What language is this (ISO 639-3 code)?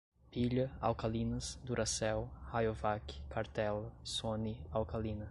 por